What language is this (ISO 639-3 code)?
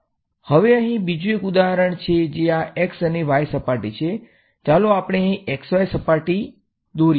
guj